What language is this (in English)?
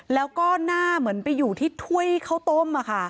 Thai